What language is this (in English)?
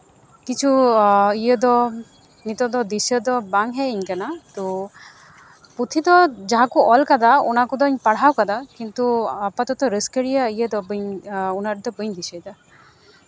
Santali